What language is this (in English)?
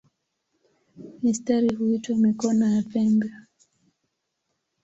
Swahili